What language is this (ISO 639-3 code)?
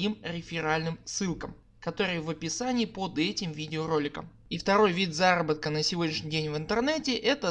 rus